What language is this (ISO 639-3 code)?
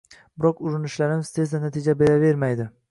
uzb